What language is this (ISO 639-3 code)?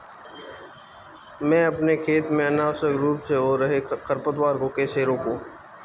hin